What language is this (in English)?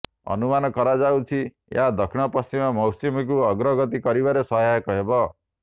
Odia